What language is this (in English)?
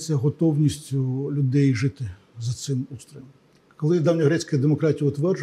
Ukrainian